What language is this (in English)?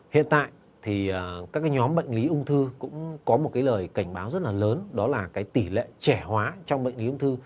Vietnamese